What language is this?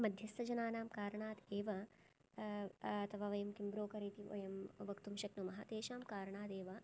Sanskrit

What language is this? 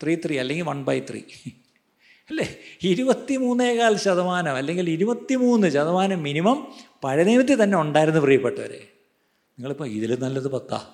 Malayalam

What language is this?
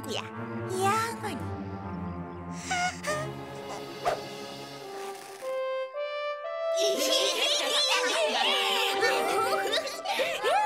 Korean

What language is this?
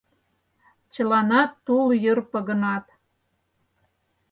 Mari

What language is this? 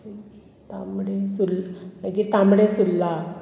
Konkani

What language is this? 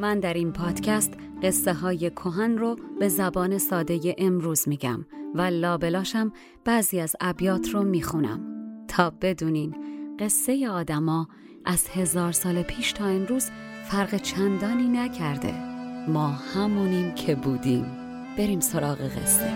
Persian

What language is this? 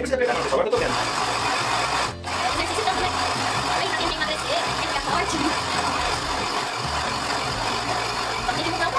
Portuguese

